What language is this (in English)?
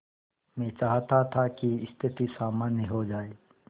Hindi